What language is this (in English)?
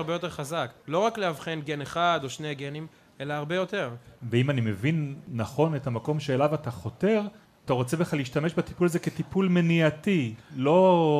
Hebrew